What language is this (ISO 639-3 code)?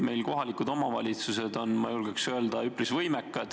est